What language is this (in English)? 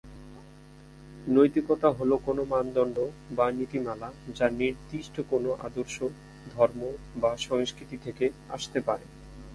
Bangla